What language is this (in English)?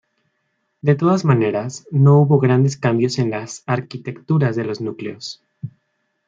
Spanish